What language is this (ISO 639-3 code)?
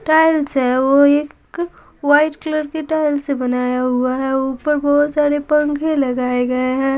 hin